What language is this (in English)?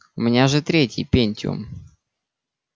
Russian